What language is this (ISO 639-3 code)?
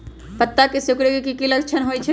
mag